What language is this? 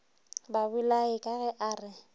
Northern Sotho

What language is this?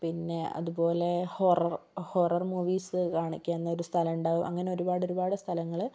Malayalam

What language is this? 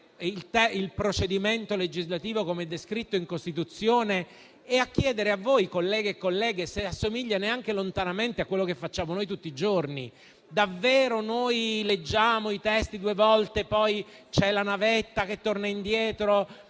Italian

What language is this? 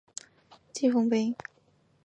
Chinese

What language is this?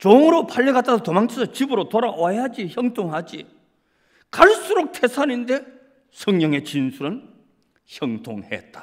Korean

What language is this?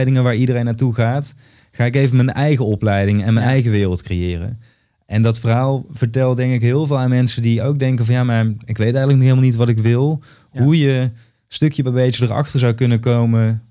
Dutch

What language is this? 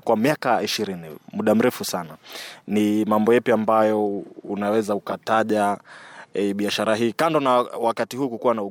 Swahili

